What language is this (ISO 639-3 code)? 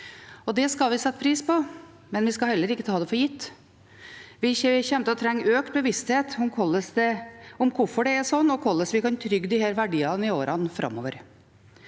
nor